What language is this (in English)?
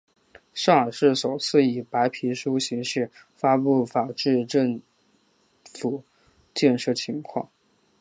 Chinese